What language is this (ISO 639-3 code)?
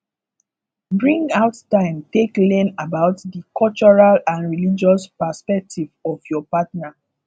pcm